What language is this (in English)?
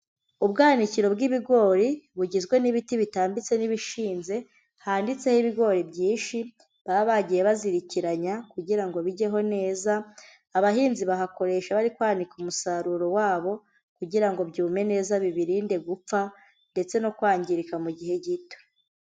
Kinyarwanda